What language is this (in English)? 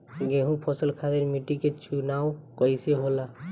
Bhojpuri